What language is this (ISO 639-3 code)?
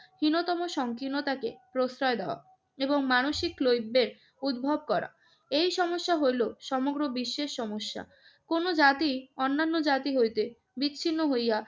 ben